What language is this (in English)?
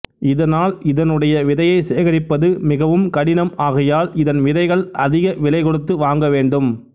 Tamil